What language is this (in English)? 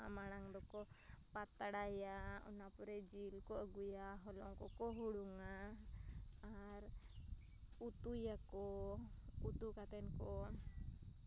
Santali